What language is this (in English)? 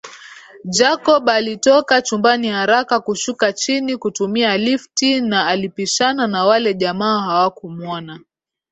Swahili